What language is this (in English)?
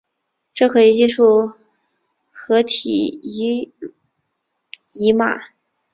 Chinese